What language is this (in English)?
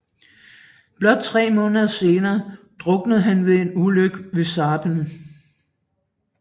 Danish